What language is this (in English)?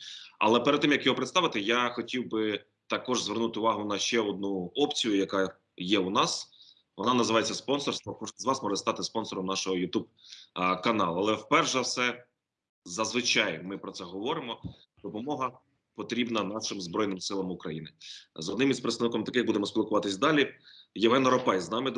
Ukrainian